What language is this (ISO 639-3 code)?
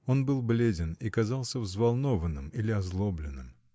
rus